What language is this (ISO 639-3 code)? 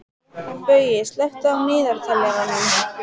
isl